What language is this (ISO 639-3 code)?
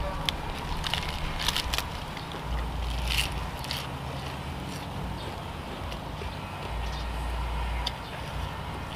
tha